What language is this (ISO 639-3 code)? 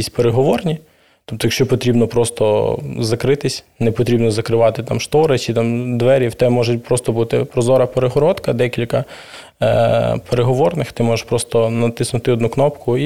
ukr